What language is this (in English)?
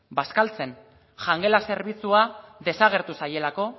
Basque